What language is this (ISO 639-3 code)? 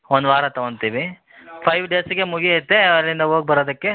kan